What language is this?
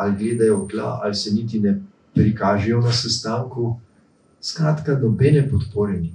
Romanian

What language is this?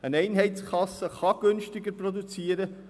Swiss German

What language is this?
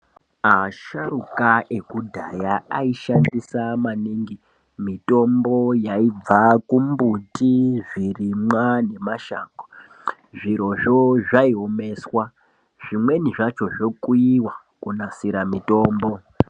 Ndau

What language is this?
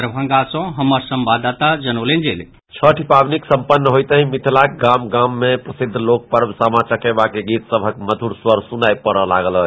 Maithili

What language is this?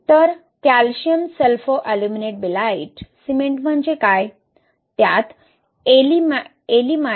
Marathi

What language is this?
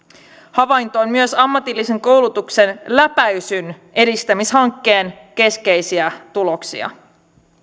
Finnish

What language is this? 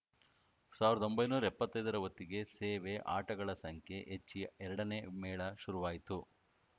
Kannada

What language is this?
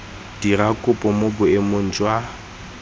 Tswana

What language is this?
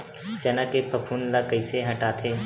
Chhattisgarhi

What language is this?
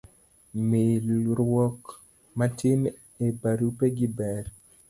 Luo (Kenya and Tanzania)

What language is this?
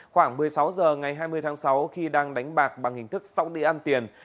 Vietnamese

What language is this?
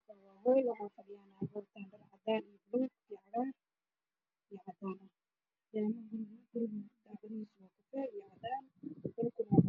Somali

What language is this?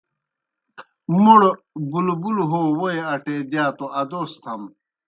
Kohistani Shina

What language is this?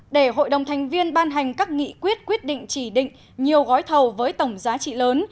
Vietnamese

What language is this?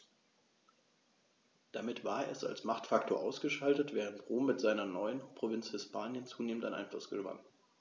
German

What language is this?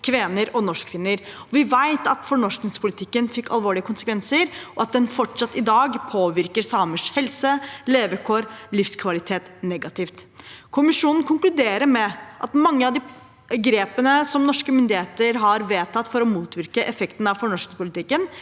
Norwegian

